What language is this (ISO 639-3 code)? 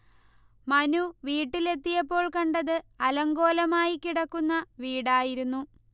mal